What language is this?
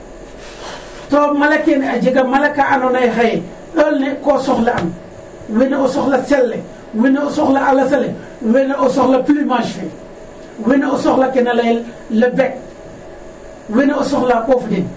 Serer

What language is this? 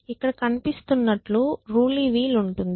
Telugu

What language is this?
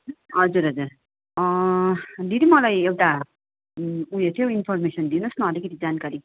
Nepali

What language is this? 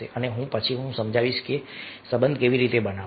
Gujarati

